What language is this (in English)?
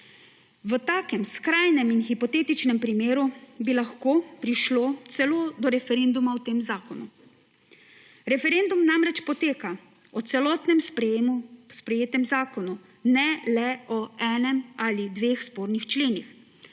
Slovenian